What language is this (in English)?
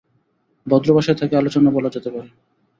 Bangla